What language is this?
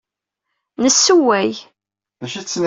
Kabyle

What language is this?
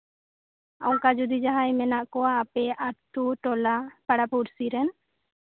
Santali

